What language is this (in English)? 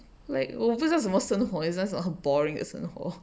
English